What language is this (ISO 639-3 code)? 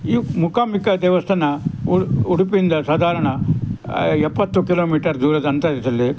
kan